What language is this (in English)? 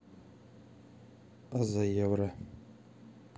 Russian